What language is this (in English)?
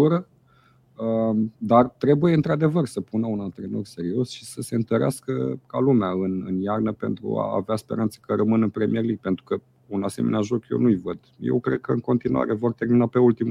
Romanian